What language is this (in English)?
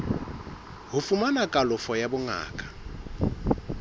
Southern Sotho